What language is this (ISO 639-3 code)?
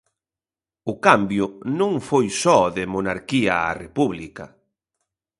glg